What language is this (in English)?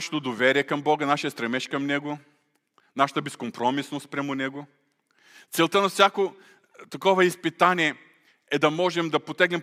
Bulgarian